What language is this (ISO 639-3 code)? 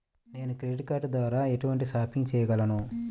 tel